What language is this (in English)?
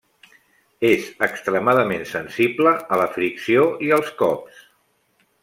Catalan